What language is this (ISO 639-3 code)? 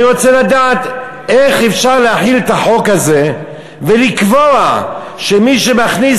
heb